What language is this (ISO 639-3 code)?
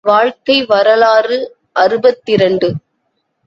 tam